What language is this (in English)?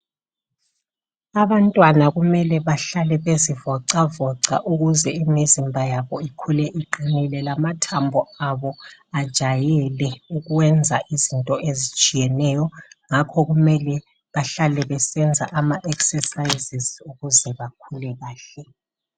North Ndebele